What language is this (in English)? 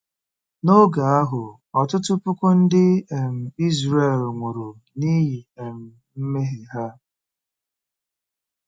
Igbo